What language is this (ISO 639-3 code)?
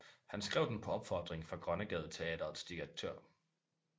dan